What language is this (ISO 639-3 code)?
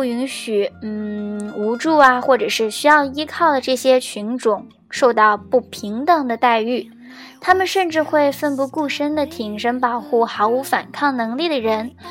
zho